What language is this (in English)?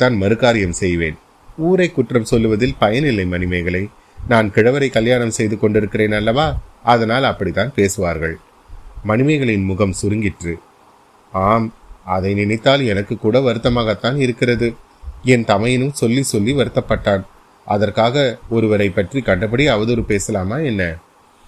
Tamil